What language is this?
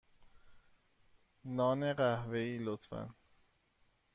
Persian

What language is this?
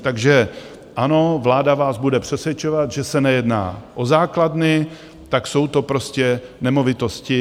Czech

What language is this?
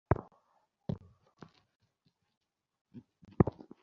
Bangla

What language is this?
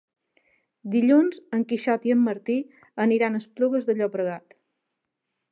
Catalan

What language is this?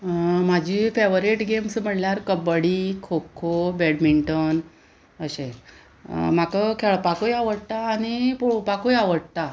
Konkani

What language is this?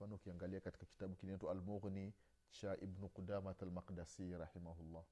Swahili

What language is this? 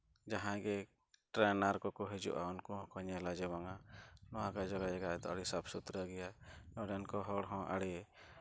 Santali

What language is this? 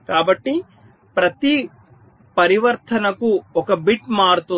Telugu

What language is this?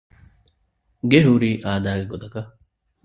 Divehi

